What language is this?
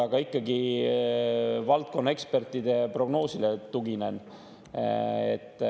Estonian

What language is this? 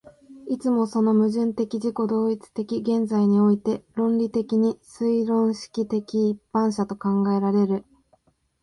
Japanese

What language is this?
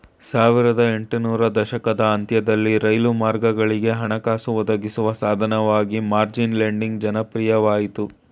Kannada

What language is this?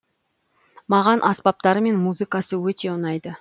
Kazakh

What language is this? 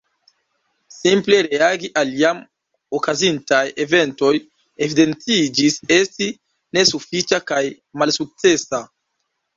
Esperanto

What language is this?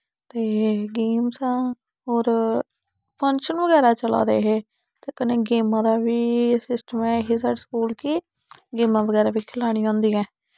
Dogri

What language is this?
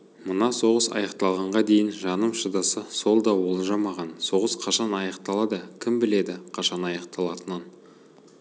Kazakh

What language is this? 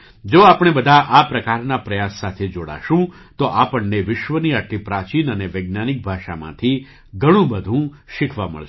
Gujarati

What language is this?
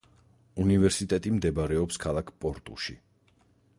Georgian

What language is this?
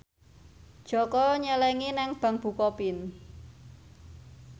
Javanese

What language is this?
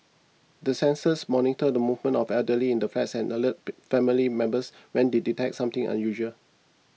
English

